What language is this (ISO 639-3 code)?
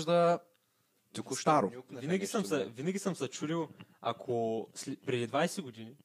bul